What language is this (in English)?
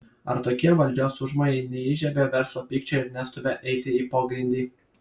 Lithuanian